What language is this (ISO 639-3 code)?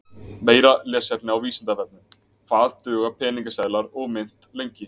isl